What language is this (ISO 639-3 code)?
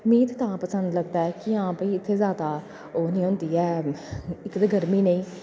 doi